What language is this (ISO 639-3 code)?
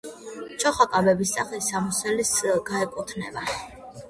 kat